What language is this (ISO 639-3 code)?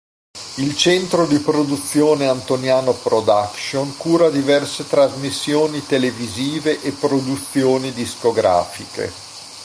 ita